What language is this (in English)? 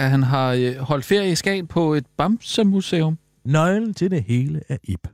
Danish